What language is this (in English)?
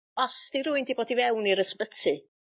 Welsh